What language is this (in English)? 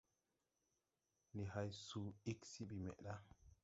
Tupuri